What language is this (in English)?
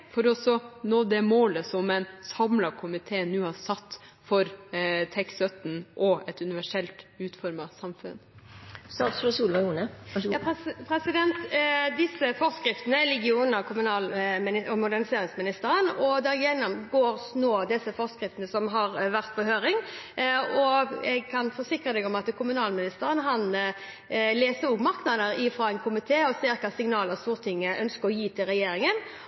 Norwegian Bokmål